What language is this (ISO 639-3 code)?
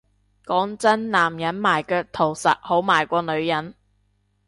yue